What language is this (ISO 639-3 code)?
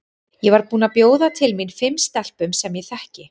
isl